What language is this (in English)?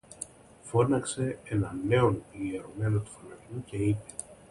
Greek